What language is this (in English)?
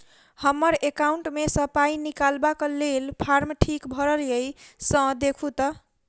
Maithili